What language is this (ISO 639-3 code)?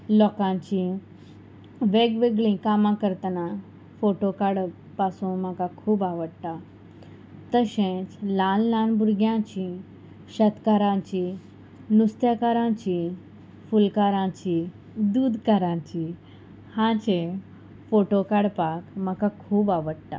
kok